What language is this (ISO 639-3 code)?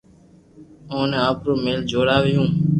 lrk